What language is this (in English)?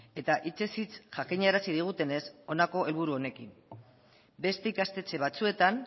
Basque